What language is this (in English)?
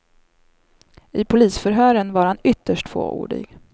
Swedish